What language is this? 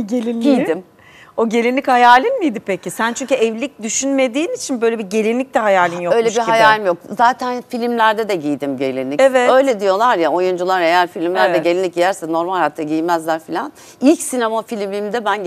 Turkish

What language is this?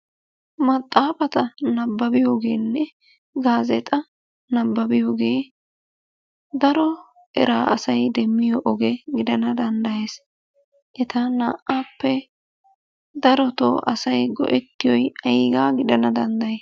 Wolaytta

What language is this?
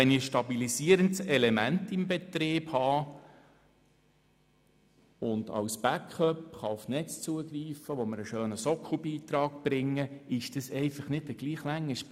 Swiss German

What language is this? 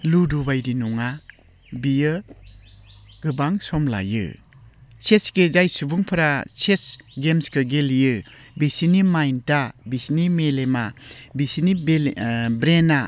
Bodo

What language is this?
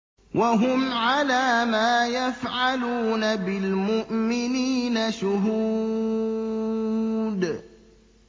Arabic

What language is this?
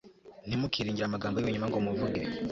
Kinyarwanda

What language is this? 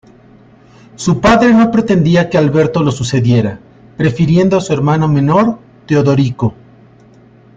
Spanish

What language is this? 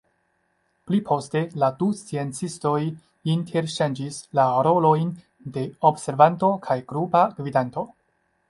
Esperanto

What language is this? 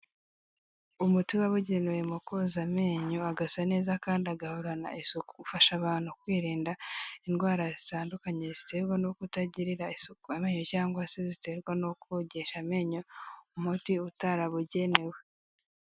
Kinyarwanda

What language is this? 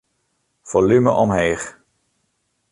Western Frisian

